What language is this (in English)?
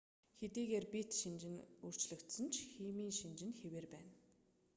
Mongolian